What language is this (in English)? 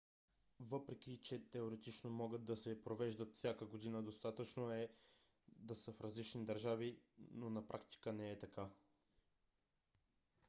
Bulgarian